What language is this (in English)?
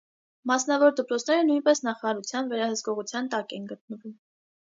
Armenian